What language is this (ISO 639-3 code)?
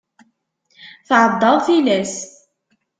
kab